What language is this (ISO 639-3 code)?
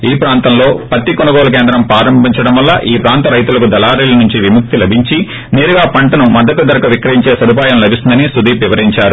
tel